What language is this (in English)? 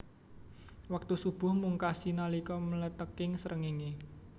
Javanese